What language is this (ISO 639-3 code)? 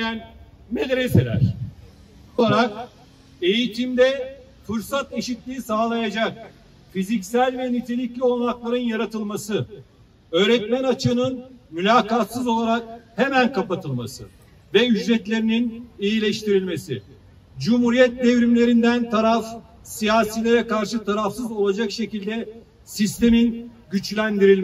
tur